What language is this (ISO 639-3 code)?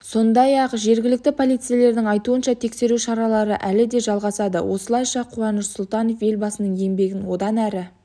kaz